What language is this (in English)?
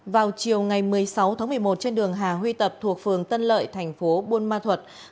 Vietnamese